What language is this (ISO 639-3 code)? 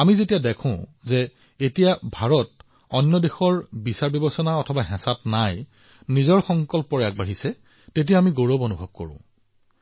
asm